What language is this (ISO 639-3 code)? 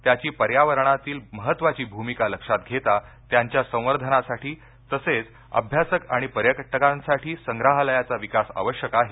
mar